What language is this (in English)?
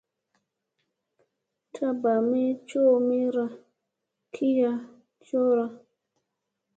Musey